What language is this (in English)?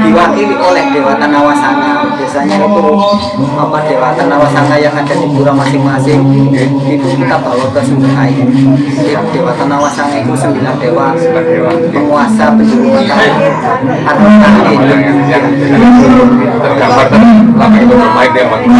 Indonesian